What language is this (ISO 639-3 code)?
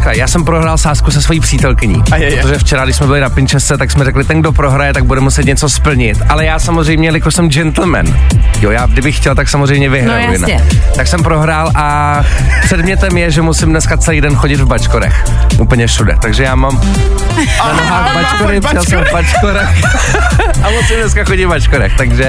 ces